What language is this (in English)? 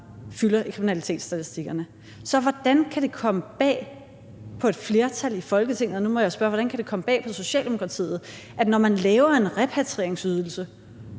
Danish